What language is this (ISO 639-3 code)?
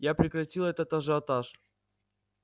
rus